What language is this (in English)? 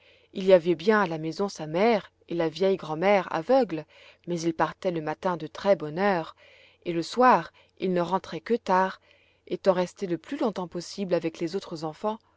French